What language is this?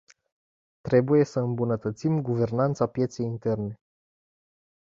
Romanian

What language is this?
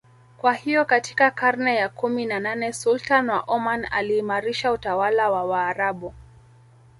Swahili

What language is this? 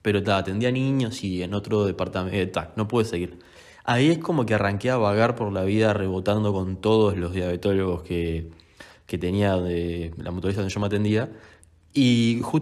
Spanish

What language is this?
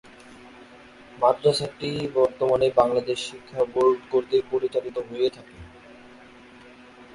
Bangla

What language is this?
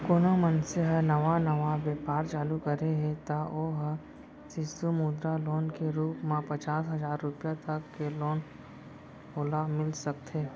Chhattisgarhi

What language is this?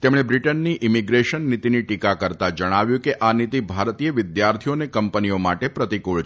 Gujarati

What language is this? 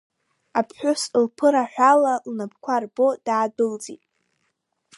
Abkhazian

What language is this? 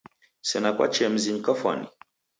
Taita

